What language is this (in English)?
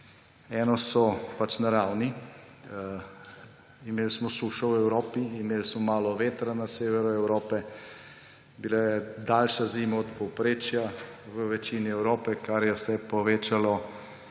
Slovenian